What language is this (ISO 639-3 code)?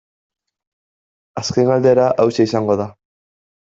eus